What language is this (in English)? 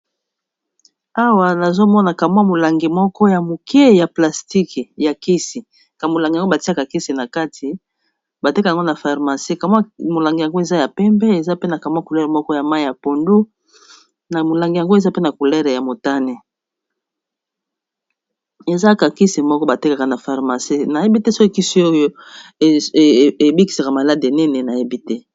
Lingala